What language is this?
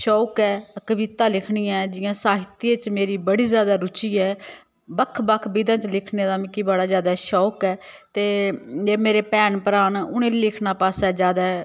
Dogri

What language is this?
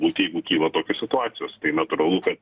Lithuanian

